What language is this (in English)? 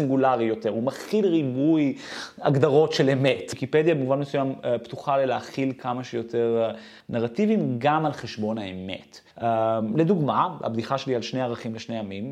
Hebrew